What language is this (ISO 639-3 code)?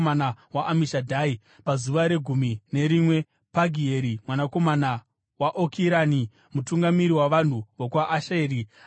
sna